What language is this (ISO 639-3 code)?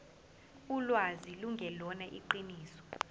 zul